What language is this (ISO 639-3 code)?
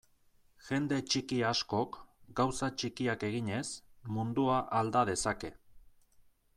eus